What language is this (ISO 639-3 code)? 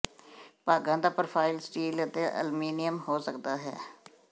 pan